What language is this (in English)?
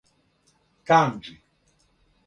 Serbian